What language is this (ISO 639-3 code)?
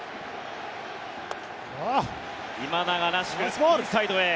jpn